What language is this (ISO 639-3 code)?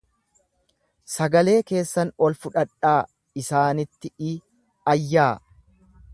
orm